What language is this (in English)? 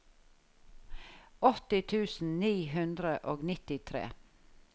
Norwegian